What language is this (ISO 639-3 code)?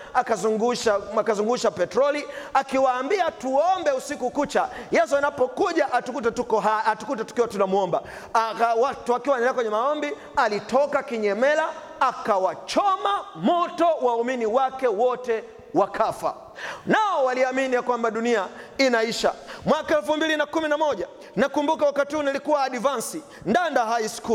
swa